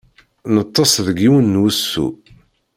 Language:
Kabyle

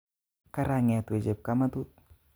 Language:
Kalenjin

